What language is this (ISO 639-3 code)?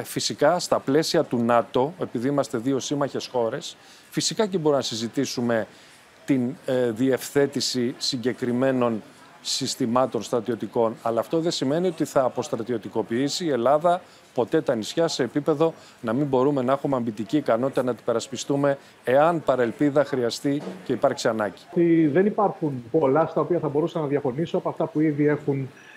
ell